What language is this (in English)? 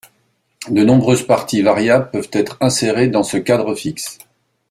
French